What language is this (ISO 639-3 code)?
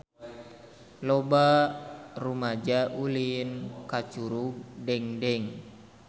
sun